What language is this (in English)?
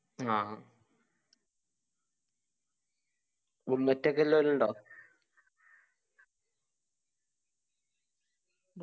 Malayalam